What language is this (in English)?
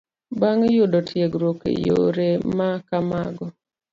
Luo (Kenya and Tanzania)